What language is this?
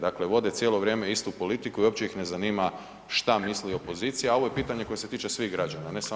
Croatian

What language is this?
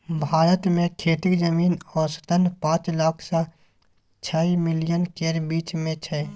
Maithili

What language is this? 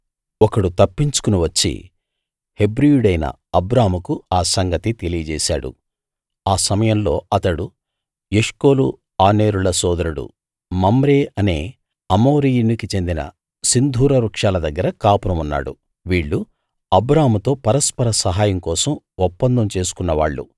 Telugu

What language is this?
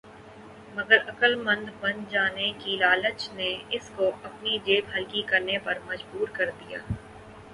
Urdu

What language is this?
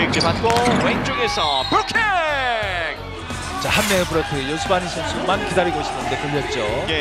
Korean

